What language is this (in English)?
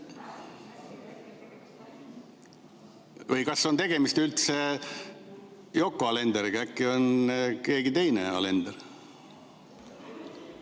Estonian